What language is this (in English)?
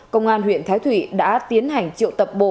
Vietnamese